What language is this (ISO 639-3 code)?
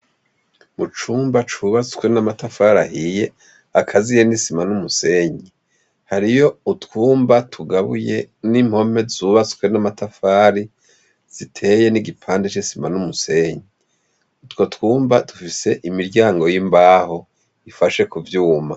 run